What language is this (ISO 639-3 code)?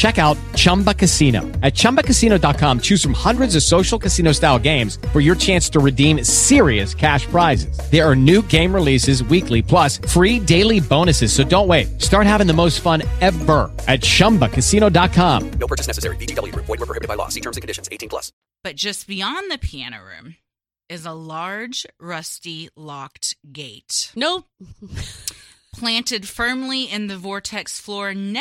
eng